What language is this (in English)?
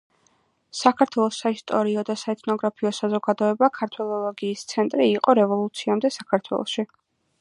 Georgian